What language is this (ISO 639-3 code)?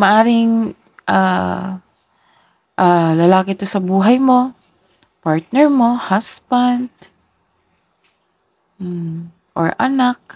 fil